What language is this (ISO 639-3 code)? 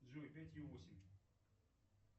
rus